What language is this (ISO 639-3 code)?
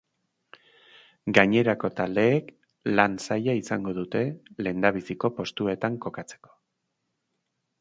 eus